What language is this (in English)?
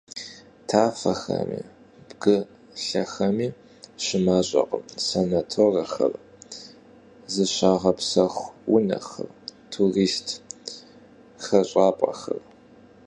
Kabardian